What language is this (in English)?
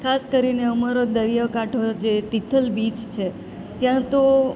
Gujarati